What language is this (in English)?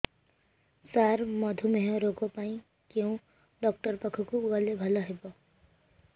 Odia